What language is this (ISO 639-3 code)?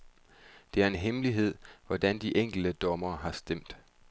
dan